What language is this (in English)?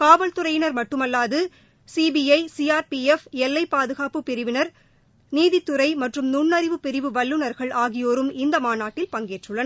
Tamil